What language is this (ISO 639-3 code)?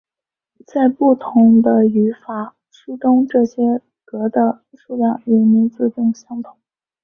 zho